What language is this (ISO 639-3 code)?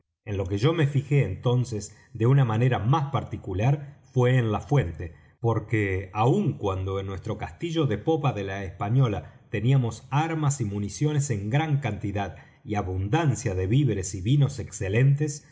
spa